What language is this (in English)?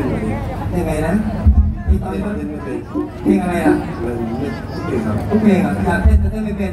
Thai